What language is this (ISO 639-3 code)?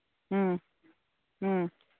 mni